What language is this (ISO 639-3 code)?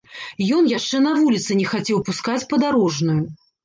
bel